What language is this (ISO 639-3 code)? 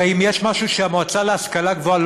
heb